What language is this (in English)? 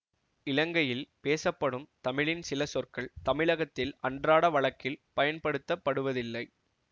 Tamil